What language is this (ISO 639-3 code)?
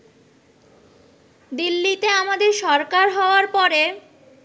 ben